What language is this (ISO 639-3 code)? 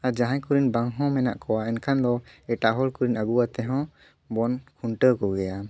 sat